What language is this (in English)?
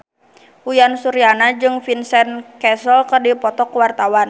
Sundanese